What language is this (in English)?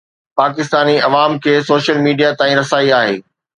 Sindhi